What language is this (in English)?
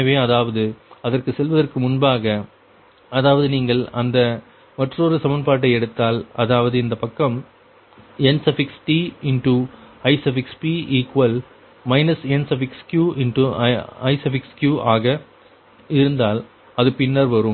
Tamil